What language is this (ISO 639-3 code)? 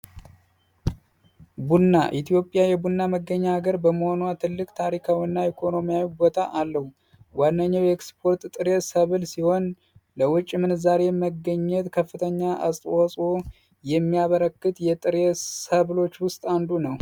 amh